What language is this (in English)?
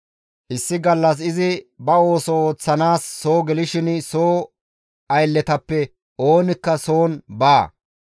Gamo